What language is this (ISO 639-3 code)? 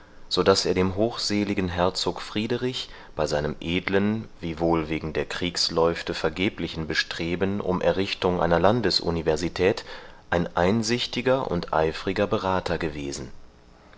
deu